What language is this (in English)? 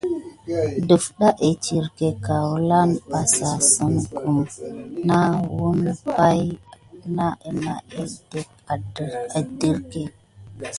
Gidar